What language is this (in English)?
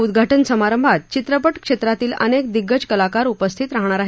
Marathi